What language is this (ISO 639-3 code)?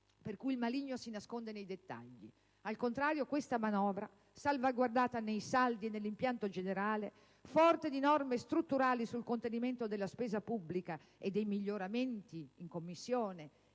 ita